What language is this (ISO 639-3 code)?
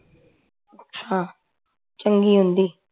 pan